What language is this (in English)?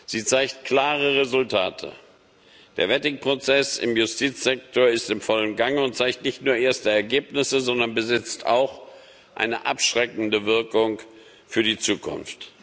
German